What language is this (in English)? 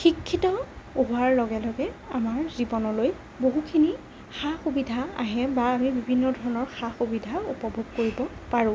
Assamese